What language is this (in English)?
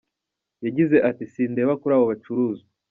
Kinyarwanda